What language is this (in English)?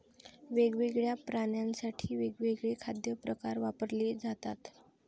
Marathi